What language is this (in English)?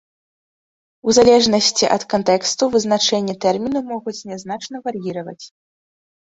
Belarusian